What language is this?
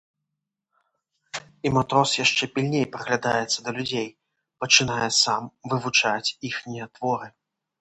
Belarusian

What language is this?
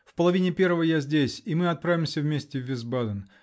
Russian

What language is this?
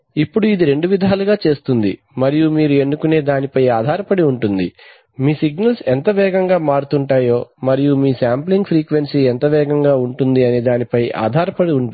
Telugu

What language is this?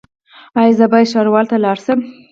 Pashto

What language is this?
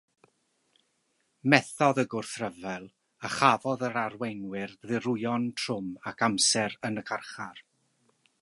Welsh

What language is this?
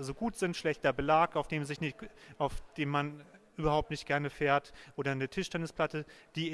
German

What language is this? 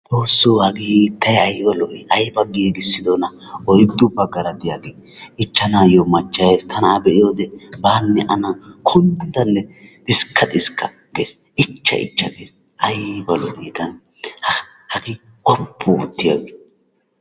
Wolaytta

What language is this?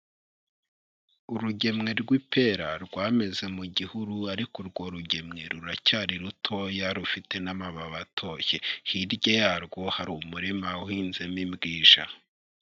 Kinyarwanda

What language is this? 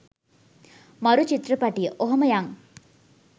Sinhala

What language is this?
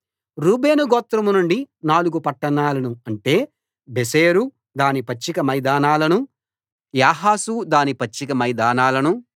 Telugu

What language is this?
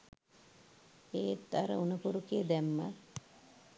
Sinhala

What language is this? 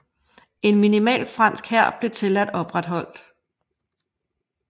Danish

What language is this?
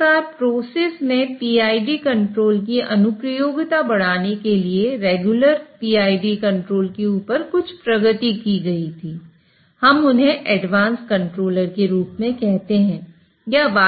Hindi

